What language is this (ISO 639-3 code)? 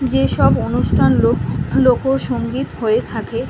ben